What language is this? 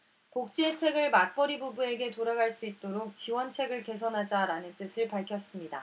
Korean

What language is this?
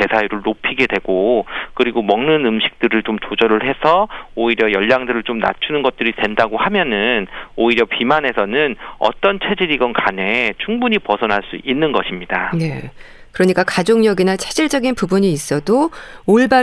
Korean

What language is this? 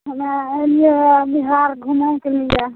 Maithili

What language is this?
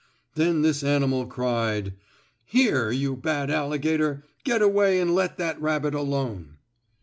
English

